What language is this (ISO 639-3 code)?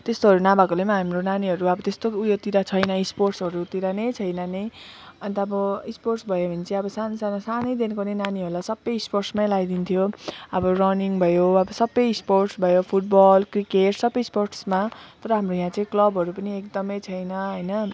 nep